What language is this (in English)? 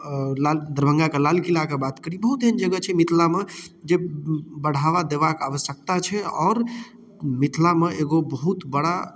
Maithili